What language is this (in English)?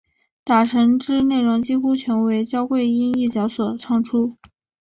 Chinese